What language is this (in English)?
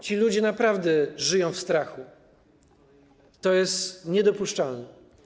Polish